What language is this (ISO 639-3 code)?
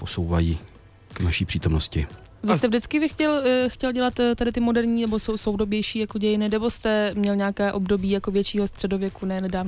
ces